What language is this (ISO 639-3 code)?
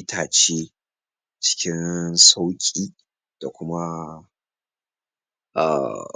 hau